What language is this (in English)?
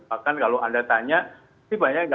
Indonesian